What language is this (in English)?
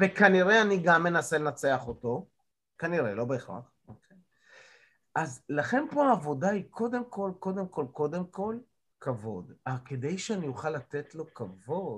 Hebrew